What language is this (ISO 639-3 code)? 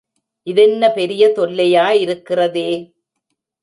tam